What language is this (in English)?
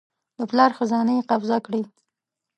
Pashto